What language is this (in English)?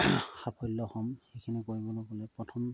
Assamese